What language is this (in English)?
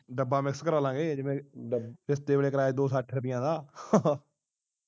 Punjabi